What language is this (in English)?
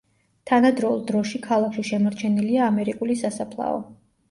Georgian